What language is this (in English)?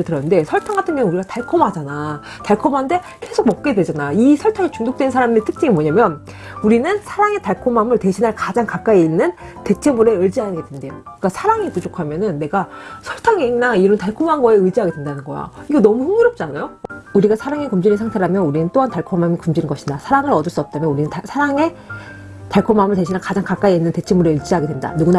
Korean